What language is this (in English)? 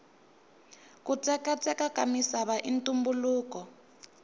Tsonga